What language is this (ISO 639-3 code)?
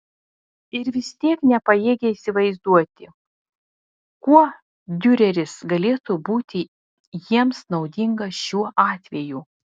lit